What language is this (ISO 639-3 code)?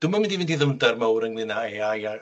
cym